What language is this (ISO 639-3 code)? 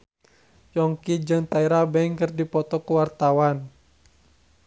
sun